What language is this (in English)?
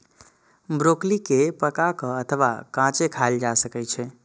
Maithili